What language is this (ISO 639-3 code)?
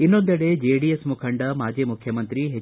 kan